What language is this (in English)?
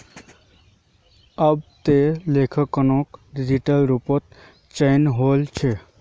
Magahi